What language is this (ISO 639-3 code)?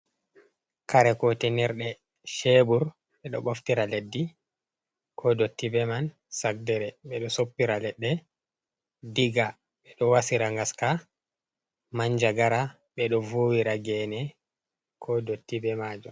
ful